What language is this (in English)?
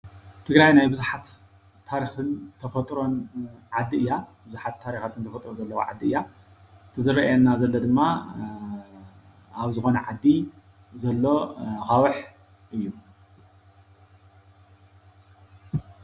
Tigrinya